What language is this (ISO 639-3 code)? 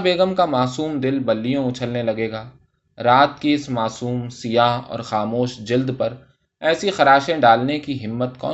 urd